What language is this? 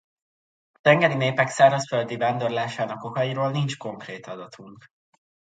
Hungarian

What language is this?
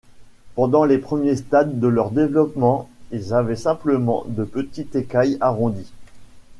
French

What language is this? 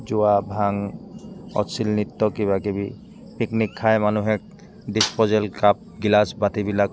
Assamese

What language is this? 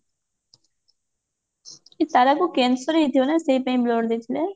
Odia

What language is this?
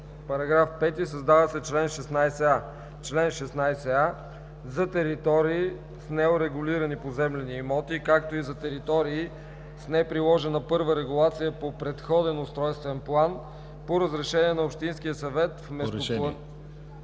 Bulgarian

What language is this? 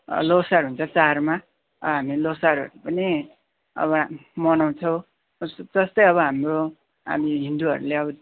Nepali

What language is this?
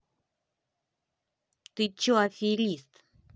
Russian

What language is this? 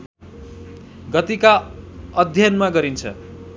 Nepali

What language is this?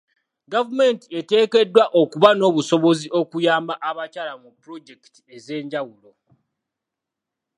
Ganda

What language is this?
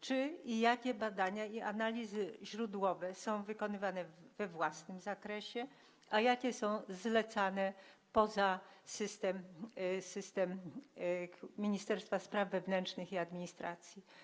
Polish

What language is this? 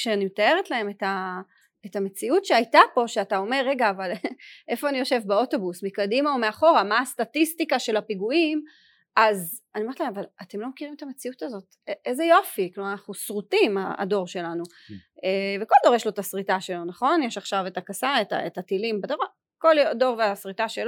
Hebrew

